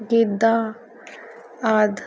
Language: Punjabi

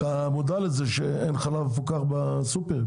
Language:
Hebrew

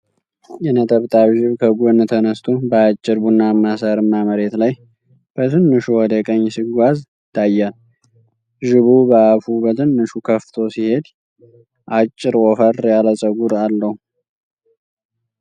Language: Amharic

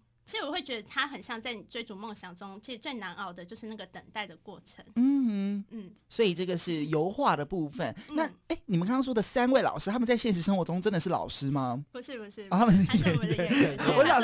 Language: Chinese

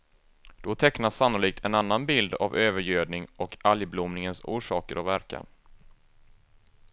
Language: Swedish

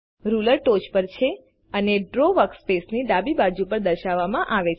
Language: Gujarati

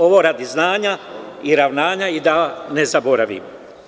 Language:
Serbian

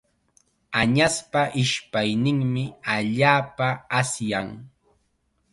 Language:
Chiquián Ancash Quechua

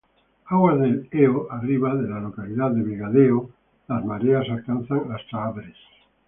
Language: Spanish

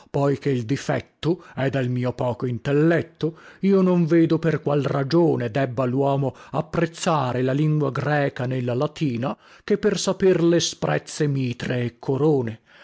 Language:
Italian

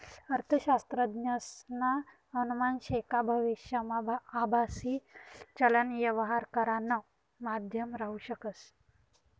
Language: Marathi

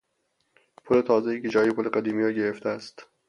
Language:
Persian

